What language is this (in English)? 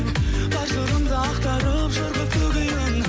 Kazakh